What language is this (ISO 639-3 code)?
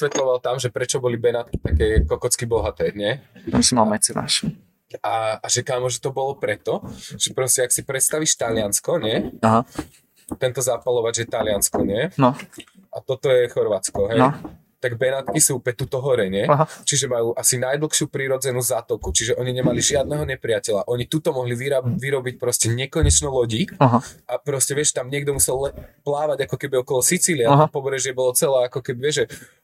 slk